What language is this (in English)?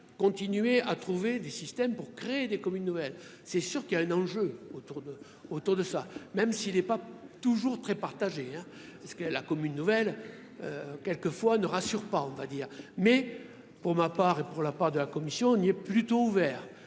French